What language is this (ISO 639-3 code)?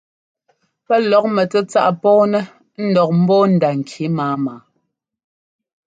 jgo